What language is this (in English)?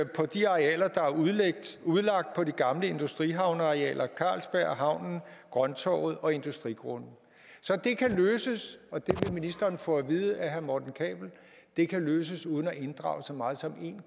Danish